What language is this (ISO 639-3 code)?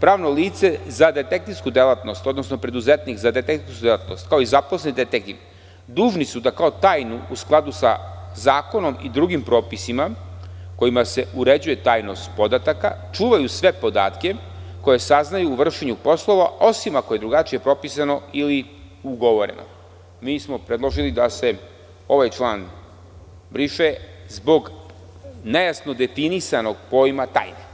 srp